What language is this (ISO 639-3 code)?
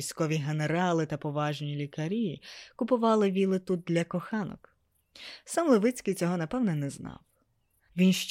ukr